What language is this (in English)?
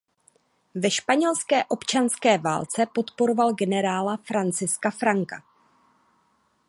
Czech